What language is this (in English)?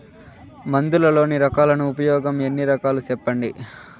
Telugu